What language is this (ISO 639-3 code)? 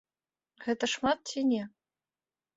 bel